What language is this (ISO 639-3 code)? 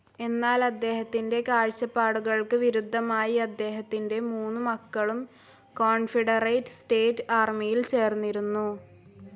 mal